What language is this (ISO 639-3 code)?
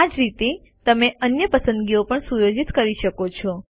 guj